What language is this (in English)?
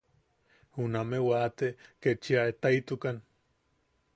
Yaqui